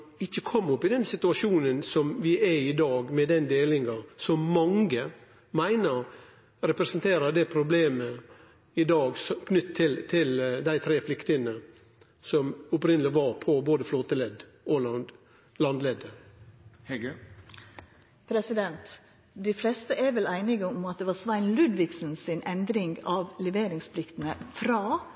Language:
Norwegian Nynorsk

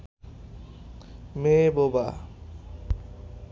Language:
Bangla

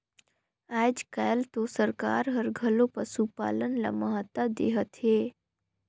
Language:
Chhattisgarhi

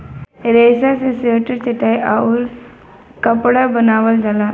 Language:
Bhojpuri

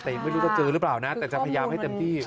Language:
Thai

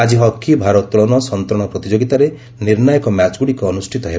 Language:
Odia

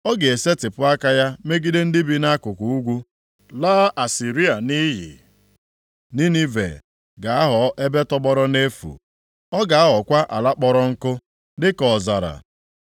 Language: Igbo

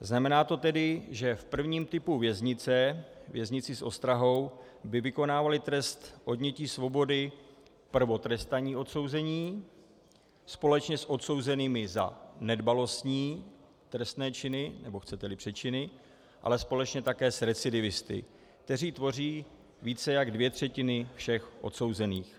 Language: Czech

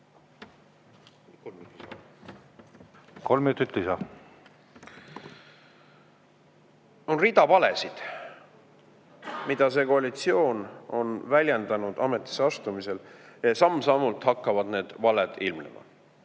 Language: Estonian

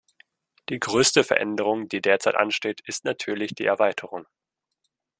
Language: German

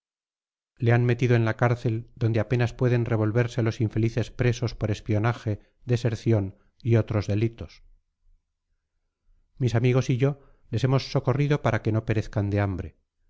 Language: Spanish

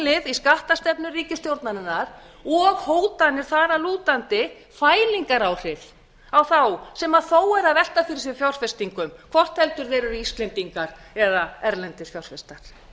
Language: Icelandic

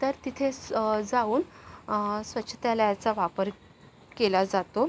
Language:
Marathi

